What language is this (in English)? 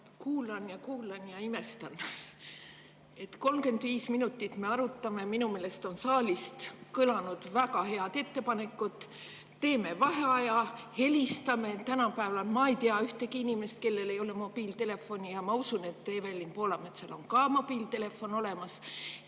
Estonian